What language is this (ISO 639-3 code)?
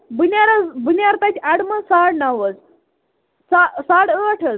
kas